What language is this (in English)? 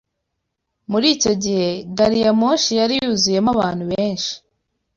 Kinyarwanda